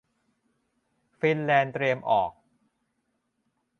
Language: Thai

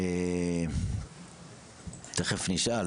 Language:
Hebrew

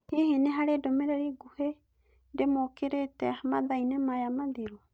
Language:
Kikuyu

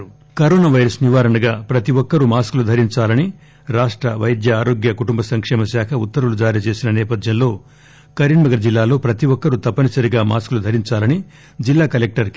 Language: Telugu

